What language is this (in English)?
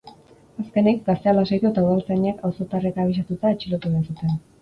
Basque